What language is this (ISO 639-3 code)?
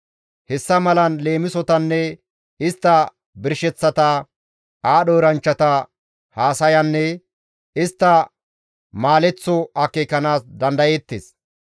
gmv